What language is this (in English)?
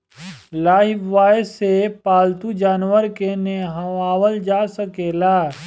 Bhojpuri